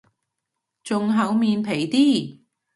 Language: Cantonese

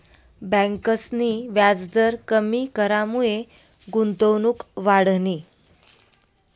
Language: Marathi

